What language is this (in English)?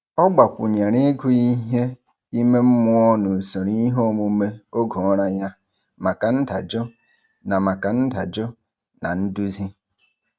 Igbo